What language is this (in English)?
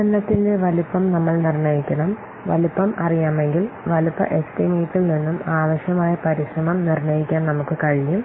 Malayalam